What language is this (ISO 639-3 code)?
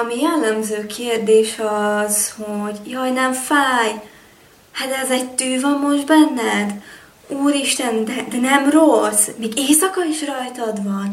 hun